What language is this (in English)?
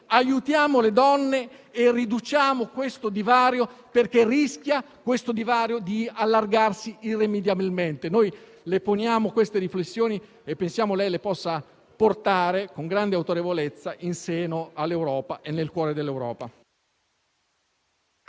Italian